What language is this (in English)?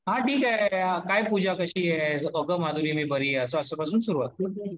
Marathi